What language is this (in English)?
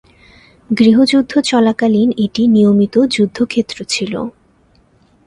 Bangla